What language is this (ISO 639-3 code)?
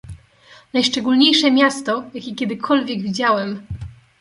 pol